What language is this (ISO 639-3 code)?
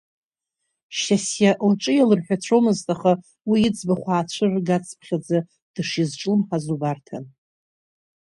abk